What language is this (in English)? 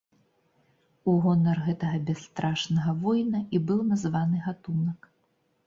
Belarusian